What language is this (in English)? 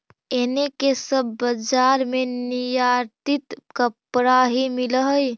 Magahi